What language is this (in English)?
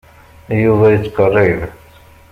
Kabyle